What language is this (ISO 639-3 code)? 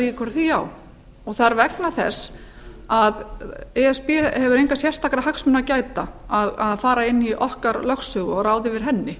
isl